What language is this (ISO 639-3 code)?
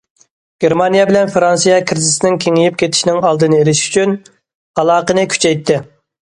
uig